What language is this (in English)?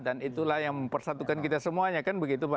Indonesian